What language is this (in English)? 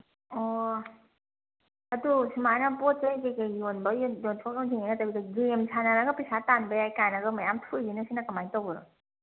Manipuri